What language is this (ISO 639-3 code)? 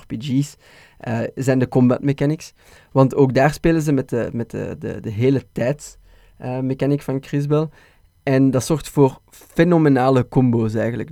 nld